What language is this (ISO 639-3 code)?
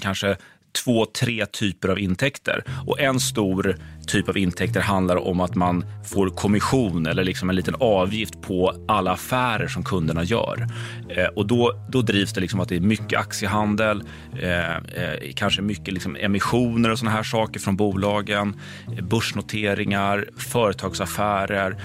swe